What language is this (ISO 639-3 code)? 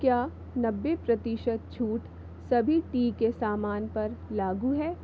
hin